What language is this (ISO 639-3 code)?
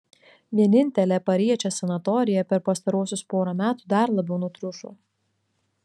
lit